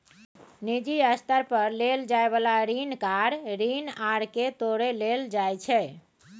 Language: Maithili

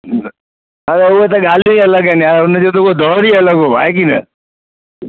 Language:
Sindhi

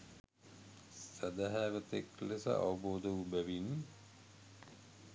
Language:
Sinhala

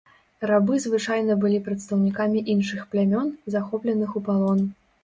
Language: Belarusian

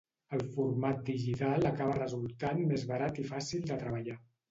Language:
Catalan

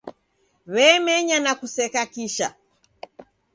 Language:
Taita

